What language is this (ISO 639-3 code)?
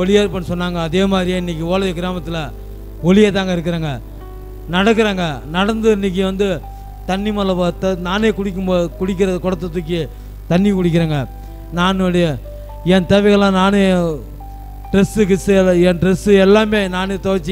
hin